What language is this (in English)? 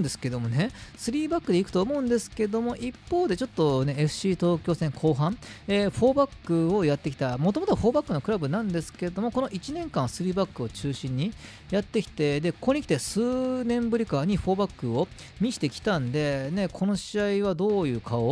Japanese